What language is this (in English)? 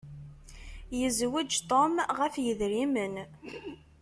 Kabyle